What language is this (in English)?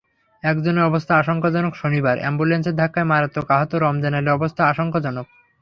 Bangla